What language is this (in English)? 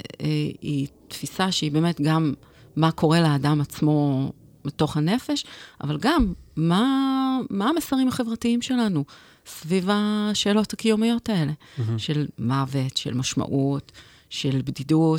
Hebrew